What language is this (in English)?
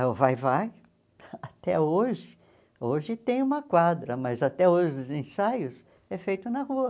Portuguese